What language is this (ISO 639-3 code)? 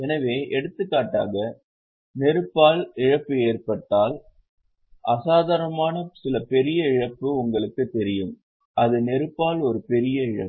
tam